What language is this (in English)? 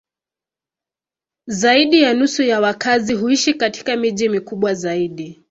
Swahili